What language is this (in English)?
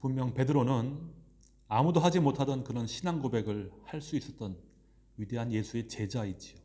Korean